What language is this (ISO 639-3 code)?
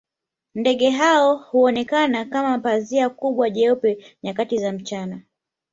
swa